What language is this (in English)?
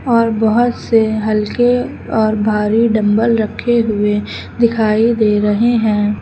Hindi